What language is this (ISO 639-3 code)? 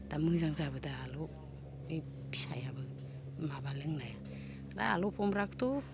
brx